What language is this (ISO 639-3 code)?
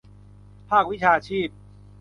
tha